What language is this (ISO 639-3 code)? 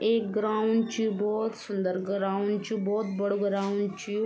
gbm